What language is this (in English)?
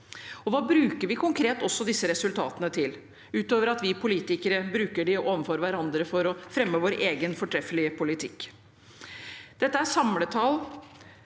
Norwegian